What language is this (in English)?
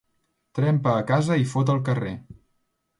Catalan